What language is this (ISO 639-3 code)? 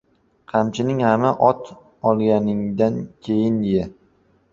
uzb